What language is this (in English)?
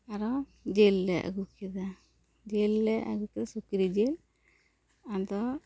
Santali